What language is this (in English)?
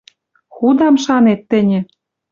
Western Mari